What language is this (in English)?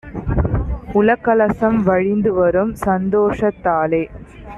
Tamil